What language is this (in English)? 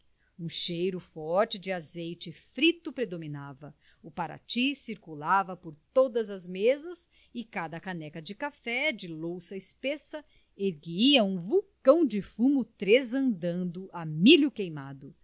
Portuguese